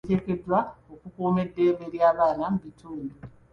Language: Ganda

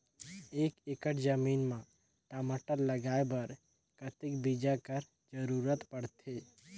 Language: Chhattisgarhi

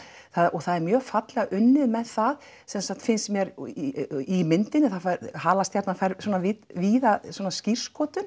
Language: Icelandic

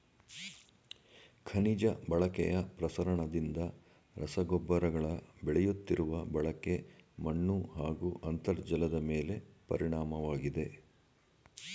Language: Kannada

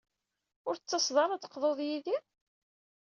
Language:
Kabyle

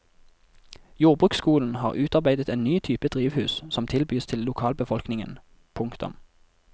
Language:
Norwegian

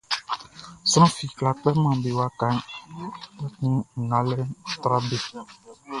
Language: Baoulé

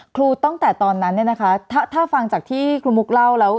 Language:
Thai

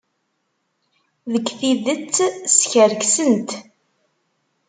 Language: Kabyle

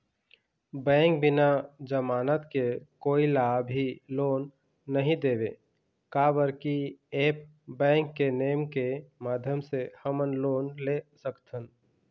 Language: Chhattisgarhi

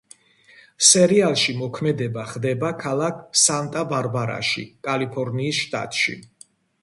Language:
Georgian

